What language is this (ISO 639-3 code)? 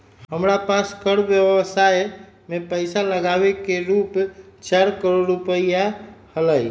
mag